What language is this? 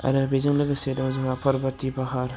Bodo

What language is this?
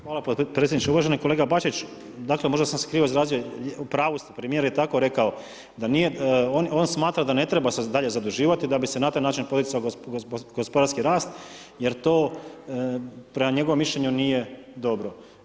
Croatian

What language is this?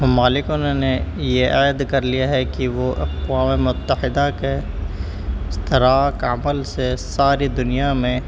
Urdu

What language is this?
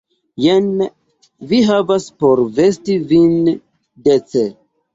Esperanto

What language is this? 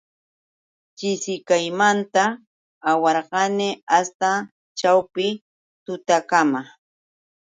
Yauyos Quechua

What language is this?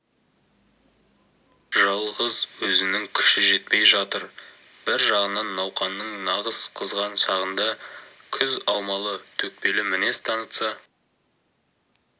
Kazakh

